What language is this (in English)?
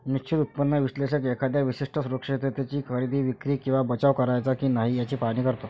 Marathi